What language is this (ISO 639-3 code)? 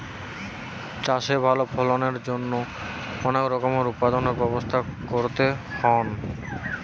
ben